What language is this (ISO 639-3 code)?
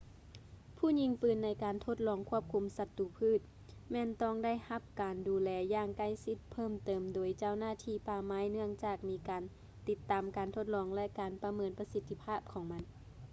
lao